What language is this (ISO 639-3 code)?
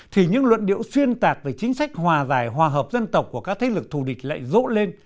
vie